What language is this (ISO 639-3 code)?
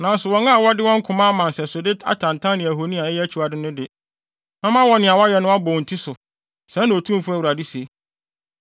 aka